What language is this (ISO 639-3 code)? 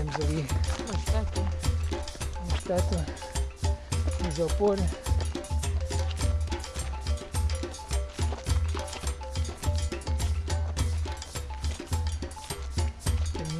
por